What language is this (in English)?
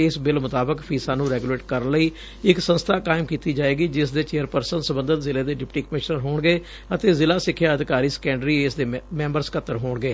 Punjabi